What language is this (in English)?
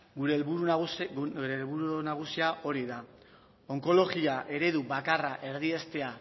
Basque